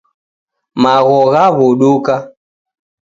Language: Taita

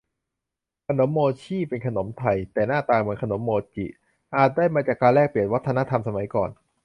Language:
Thai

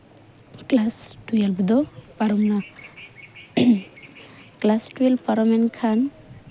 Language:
Santali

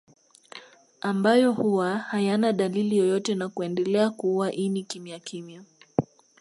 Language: Swahili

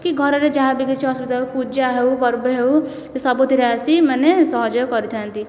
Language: Odia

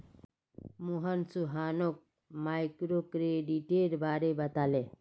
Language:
Magahi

